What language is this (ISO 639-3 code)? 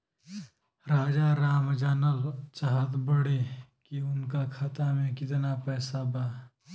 bho